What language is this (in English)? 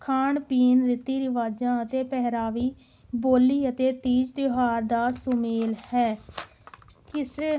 Punjabi